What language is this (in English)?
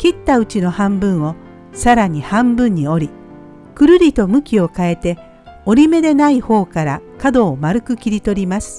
Japanese